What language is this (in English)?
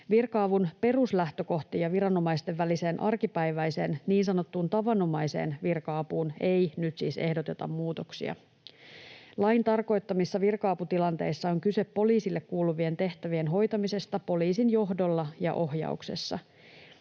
Finnish